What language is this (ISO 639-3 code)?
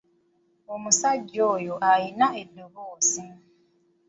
lug